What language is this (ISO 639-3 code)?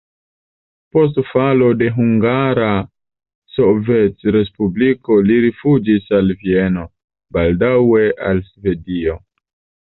epo